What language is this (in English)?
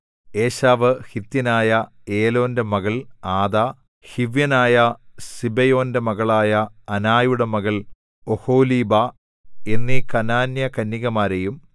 Malayalam